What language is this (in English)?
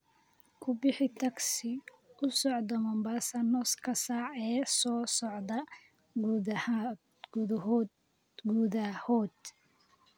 Somali